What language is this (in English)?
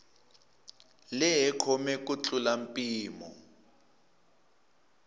Tsonga